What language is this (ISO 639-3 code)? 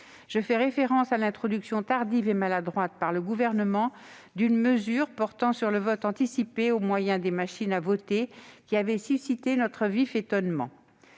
fra